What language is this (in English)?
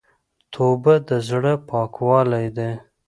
Pashto